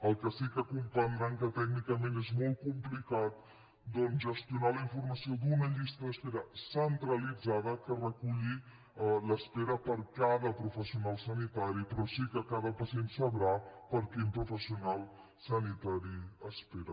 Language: Catalan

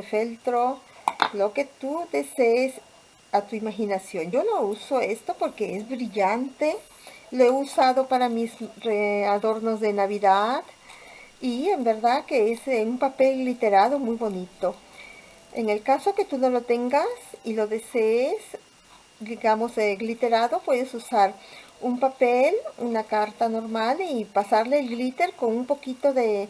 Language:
Spanish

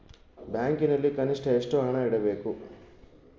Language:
Kannada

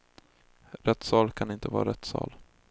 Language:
Swedish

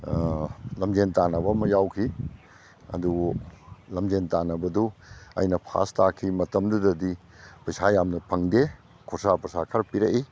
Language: Manipuri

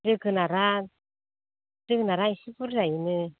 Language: Bodo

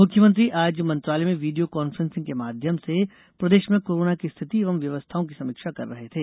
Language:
Hindi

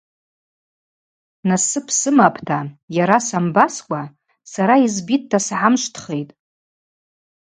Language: Abaza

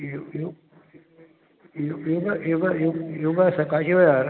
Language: Konkani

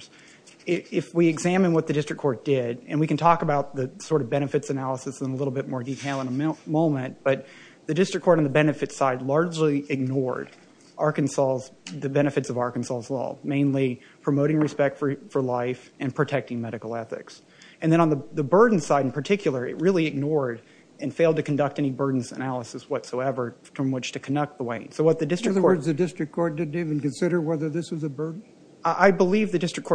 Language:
English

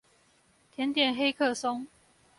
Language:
Chinese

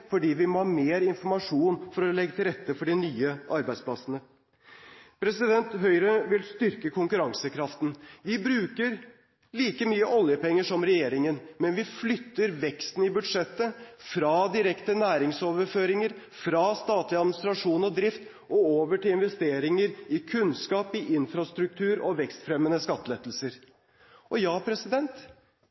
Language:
Norwegian Bokmål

